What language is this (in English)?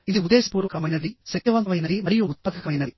Telugu